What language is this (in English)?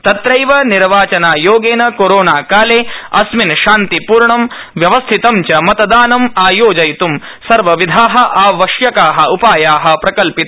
Sanskrit